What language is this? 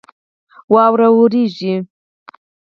Pashto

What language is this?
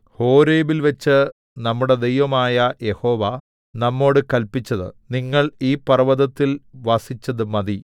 Malayalam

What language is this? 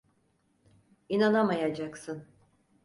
Turkish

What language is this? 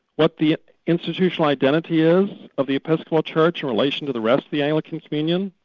English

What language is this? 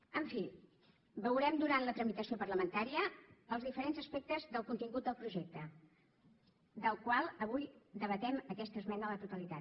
Catalan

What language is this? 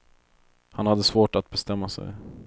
Swedish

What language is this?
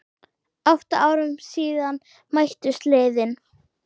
Icelandic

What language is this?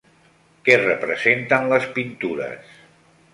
Catalan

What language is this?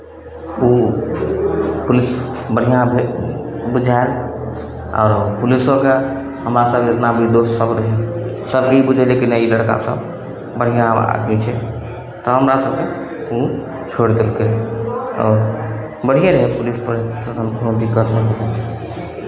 Maithili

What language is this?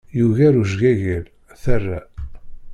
Kabyle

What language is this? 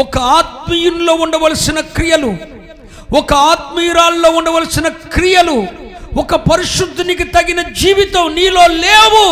Telugu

